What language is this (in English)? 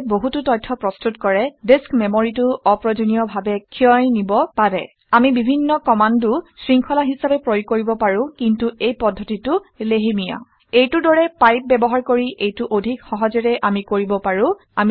Assamese